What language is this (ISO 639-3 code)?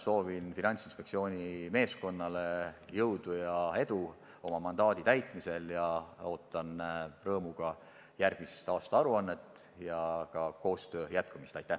est